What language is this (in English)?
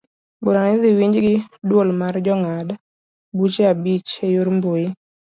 Luo (Kenya and Tanzania)